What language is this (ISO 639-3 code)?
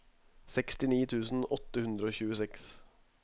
nor